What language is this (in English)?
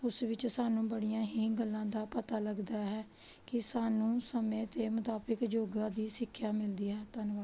Punjabi